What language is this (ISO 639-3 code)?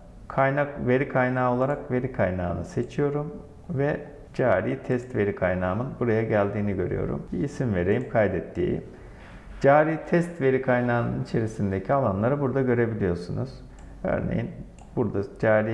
tur